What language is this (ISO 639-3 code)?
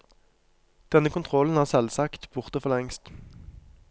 nor